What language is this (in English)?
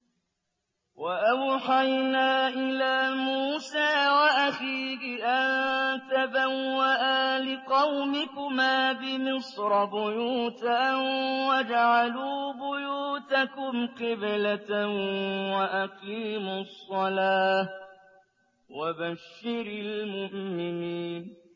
Arabic